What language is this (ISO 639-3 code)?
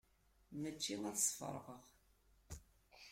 kab